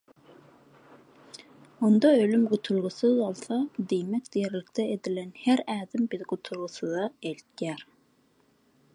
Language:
Turkmen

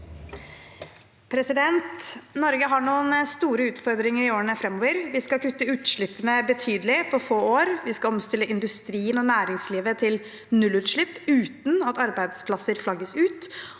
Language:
Norwegian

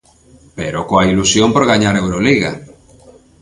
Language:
Galician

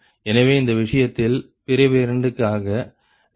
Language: Tamil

